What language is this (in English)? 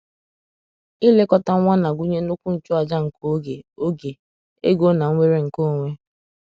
Igbo